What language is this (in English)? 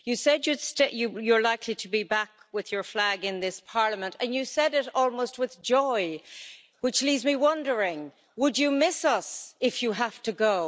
English